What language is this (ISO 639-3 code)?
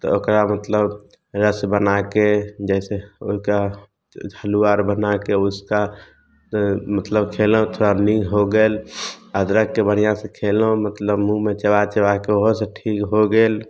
mai